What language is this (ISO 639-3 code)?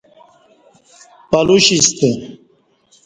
bsh